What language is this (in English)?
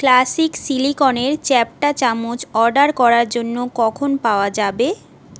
Bangla